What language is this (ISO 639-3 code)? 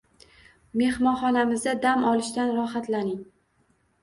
uzb